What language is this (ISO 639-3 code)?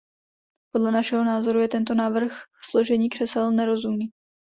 ces